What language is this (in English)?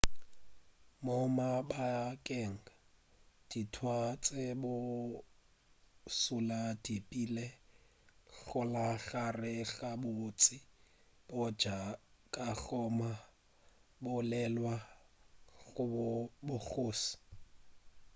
Northern Sotho